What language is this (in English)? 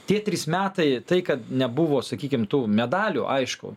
Lithuanian